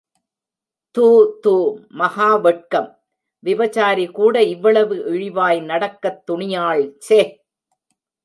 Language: Tamil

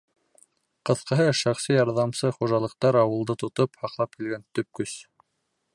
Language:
Bashkir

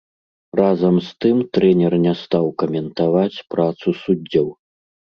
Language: Belarusian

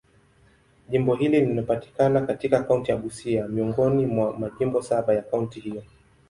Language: Swahili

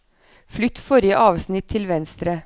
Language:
Norwegian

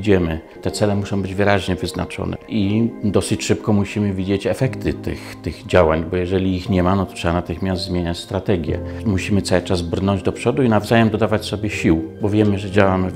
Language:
Polish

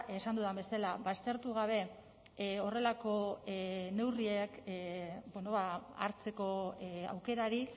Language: Basque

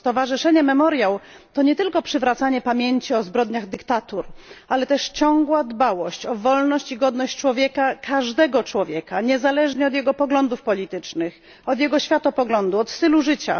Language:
Polish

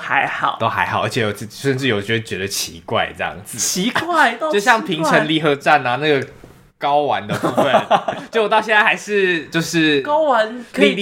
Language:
Chinese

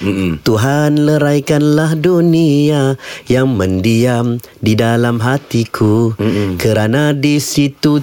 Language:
Malay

